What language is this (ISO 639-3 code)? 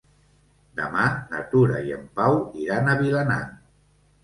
cat